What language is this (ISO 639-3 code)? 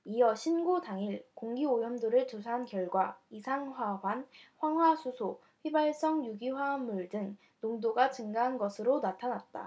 kor